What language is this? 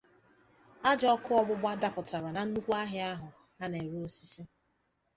Igbo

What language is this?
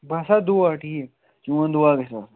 Kashmiri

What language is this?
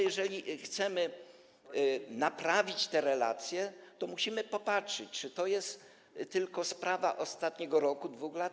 Polish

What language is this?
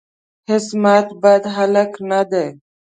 Pashto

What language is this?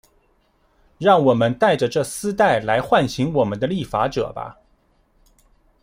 Chinese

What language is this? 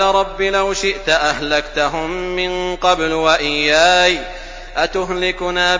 Arabic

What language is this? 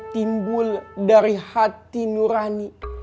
Indonesian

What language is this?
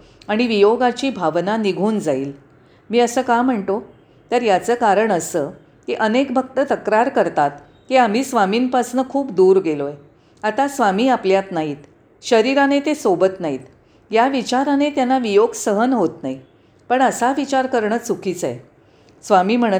Marathi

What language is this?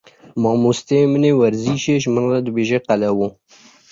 Kurdish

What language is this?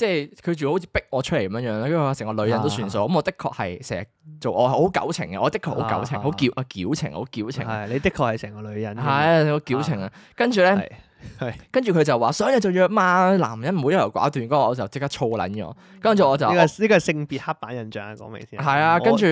Chinese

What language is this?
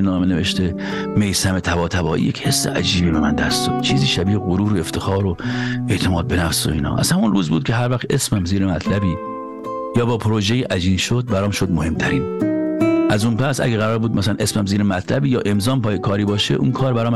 Persian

